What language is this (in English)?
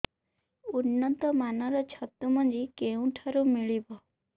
Odia